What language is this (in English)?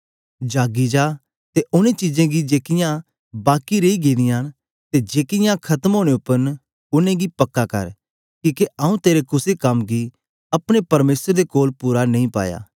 Dogri